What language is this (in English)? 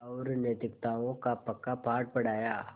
Hindi